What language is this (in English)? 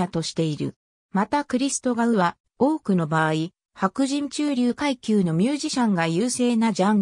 Japanese